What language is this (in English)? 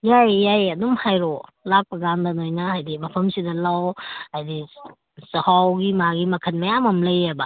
Manipuri